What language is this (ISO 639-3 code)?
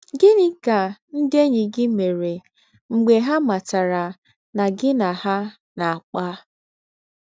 ibo